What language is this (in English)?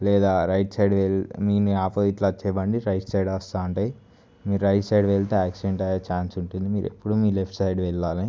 Telugu